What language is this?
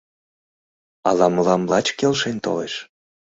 Mari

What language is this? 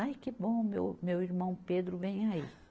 Portuguese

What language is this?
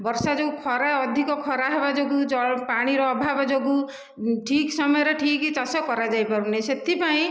Odia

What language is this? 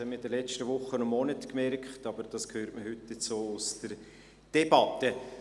Swiss German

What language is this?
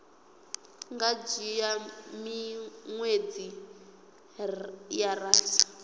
Venda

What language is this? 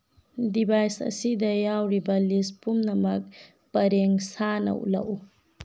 Manipuri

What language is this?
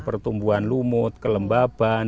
Indonesian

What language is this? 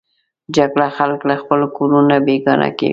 Pashto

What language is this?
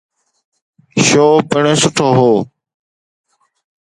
Sindhi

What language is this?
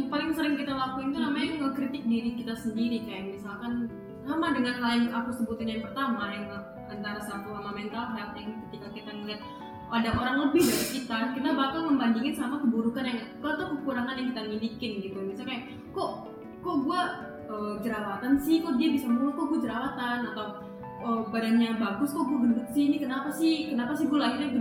Indonesian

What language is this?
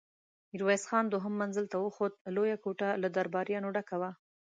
Pashto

